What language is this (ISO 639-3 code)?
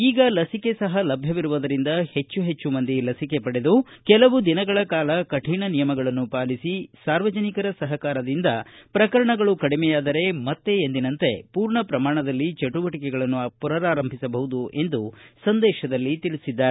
kan